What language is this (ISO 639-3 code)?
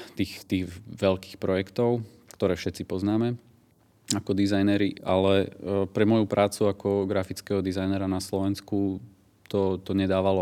slk